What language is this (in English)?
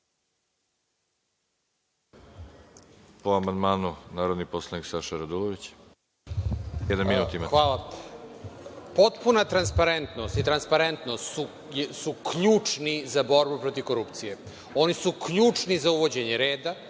Serbian